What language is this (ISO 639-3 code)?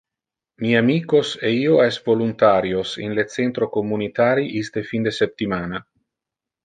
ina